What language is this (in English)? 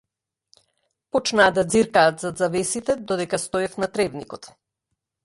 Macedonian